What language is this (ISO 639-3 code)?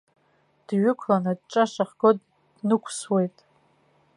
abk